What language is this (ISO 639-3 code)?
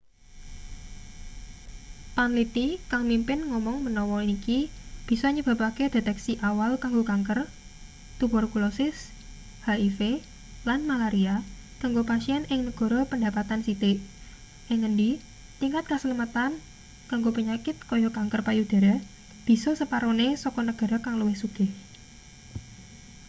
jav